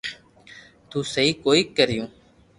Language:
Loarki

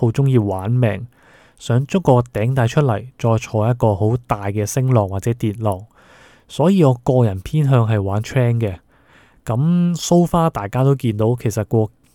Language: Chinese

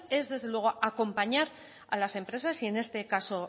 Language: Spanish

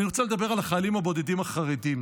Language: Hebrew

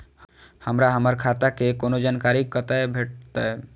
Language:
Maithili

